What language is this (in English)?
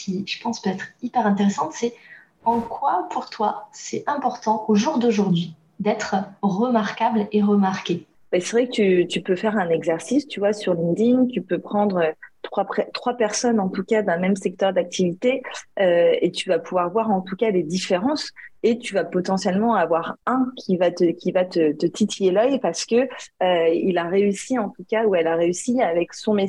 French